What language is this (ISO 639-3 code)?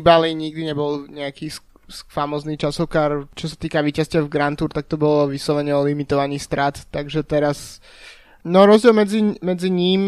slk